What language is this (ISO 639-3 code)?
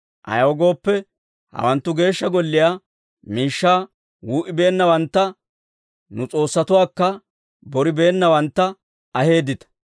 dwr